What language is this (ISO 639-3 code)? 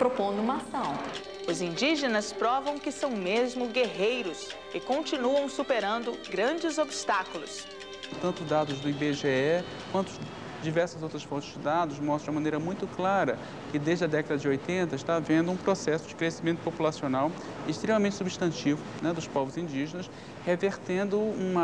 por